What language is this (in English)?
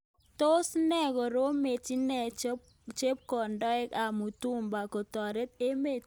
Kalenjin